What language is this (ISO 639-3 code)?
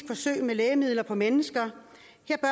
dan